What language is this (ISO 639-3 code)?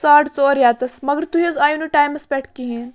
kas